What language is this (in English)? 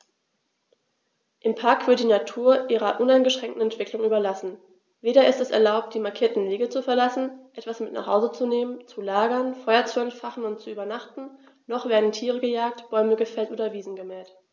German